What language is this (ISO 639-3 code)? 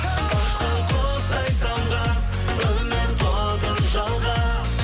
kaz